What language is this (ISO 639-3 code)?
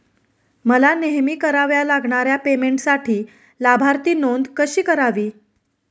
mar